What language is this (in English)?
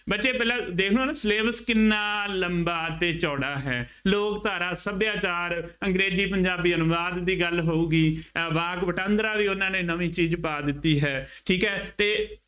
Punjabi